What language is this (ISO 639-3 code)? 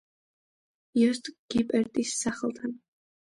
kat